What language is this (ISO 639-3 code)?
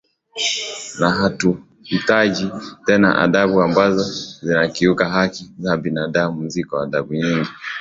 swa